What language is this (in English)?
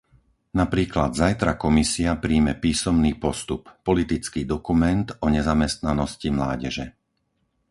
Slovak